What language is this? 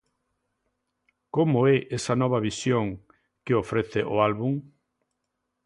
Galician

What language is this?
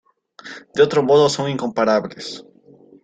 Spanish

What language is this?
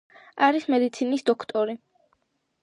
Georgian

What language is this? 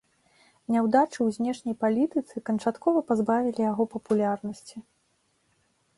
Belarusian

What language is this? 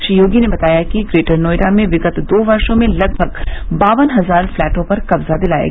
Hindi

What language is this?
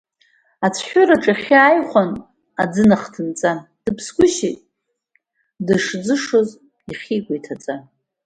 Abkhazian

